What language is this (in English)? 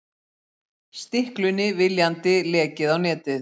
Icelandic